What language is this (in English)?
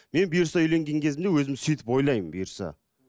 Kazakh